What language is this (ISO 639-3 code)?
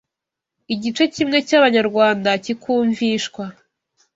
kin